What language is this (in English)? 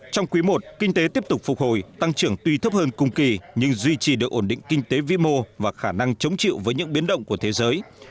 Vietnamese